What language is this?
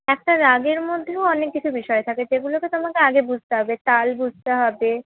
Bangla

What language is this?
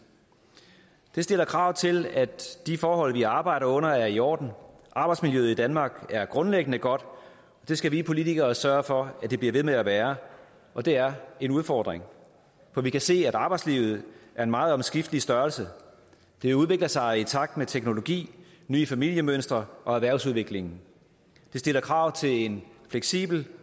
Danish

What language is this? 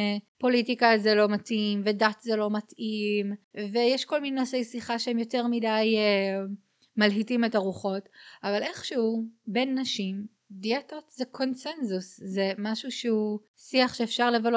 Hebrew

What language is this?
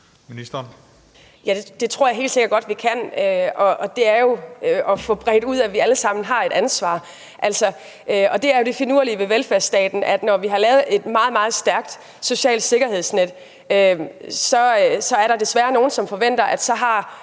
Danish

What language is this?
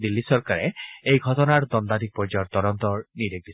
Assamese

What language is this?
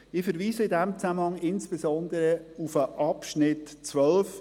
Swiss German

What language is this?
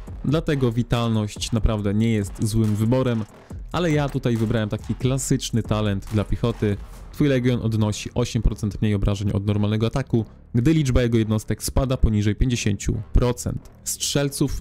Polish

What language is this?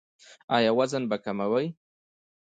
Pashto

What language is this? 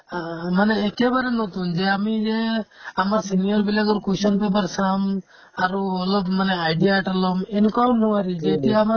Assamese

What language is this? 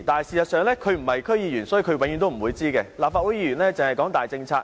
Cantonese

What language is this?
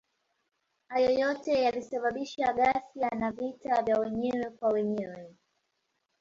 Swahili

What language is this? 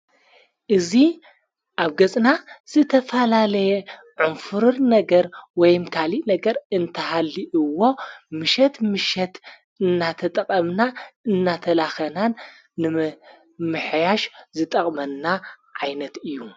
Tigrinya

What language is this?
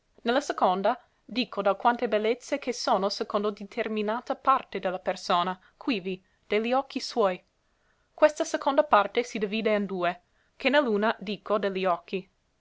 Italian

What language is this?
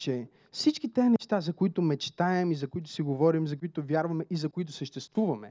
Bulgarian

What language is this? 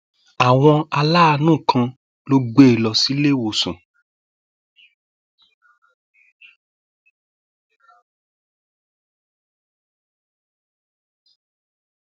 Yoruba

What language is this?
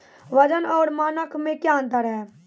Maithili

